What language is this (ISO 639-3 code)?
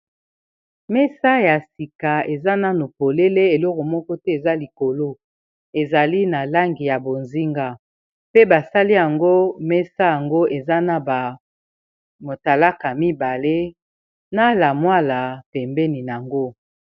lin